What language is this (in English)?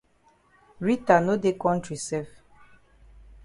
Cameroon Pidgin